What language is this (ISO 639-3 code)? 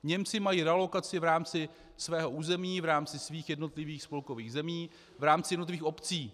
ces